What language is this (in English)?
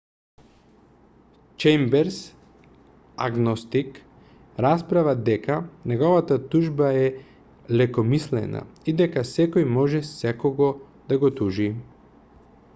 Macedonian